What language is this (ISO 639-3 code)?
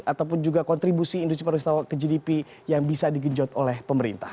ind